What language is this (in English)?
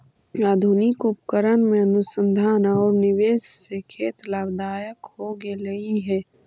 Magahi